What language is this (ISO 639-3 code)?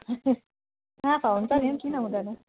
nep